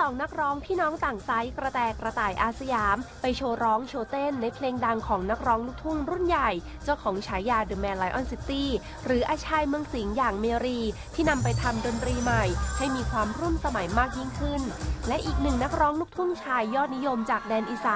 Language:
Thai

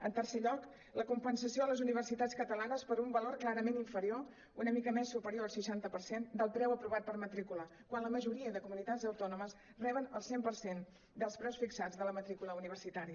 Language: Catalan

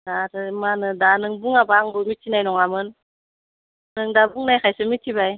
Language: Bodo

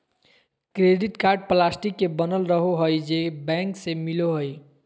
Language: Magahi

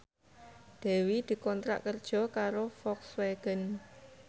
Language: Javanese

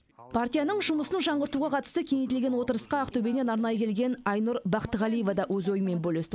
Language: Kazakh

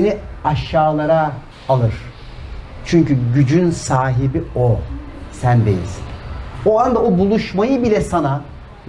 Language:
Turkish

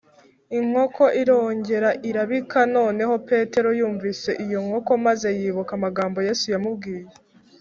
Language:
Kinyarwanda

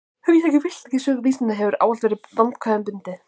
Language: Icelandic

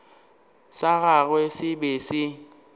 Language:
Northern Sotho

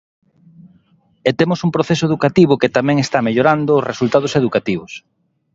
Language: Galician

